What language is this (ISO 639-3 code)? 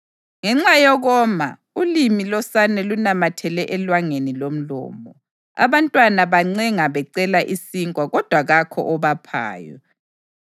nde